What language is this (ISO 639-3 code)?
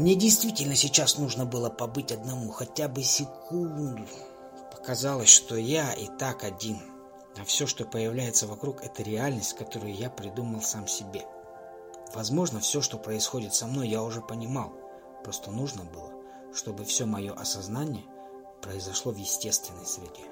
rus